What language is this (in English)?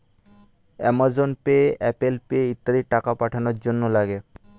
Bangla